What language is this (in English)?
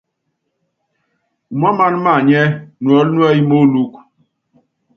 Yangben